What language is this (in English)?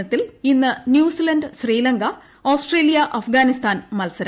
Malayalam